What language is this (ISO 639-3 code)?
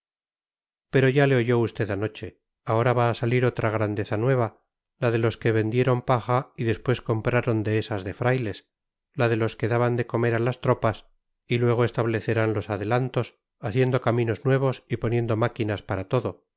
spa